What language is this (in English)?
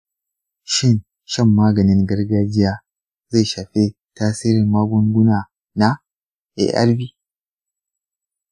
Hausa